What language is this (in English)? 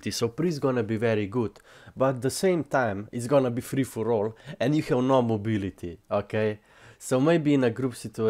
English